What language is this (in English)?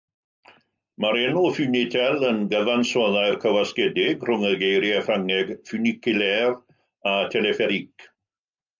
Welsh